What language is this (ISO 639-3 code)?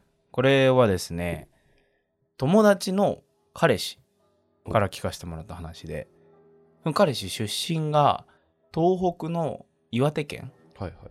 jpn